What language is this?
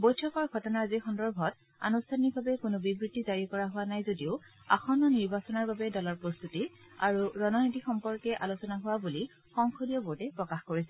Assamese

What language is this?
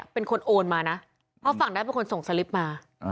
Thai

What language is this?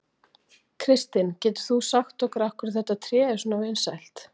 Icelandic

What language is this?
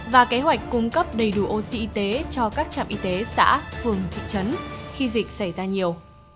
Vietnamese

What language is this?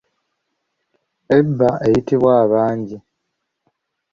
Ganda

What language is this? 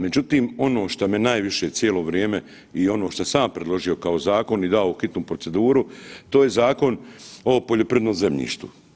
Croatian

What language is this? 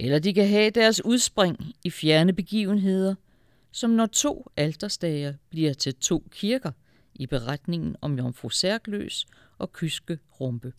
Danish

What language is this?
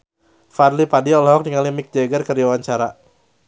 Sundanese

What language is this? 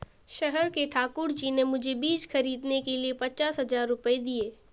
Hindi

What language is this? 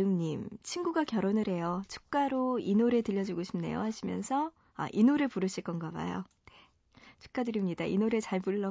Korean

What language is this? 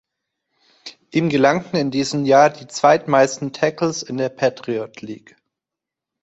German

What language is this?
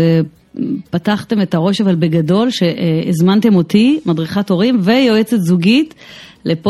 Hebrew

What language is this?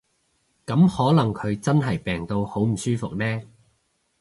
Cantonese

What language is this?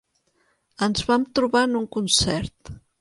Catalan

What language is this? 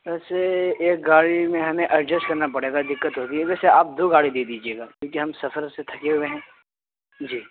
Urdu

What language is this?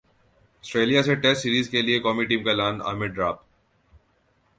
Urdu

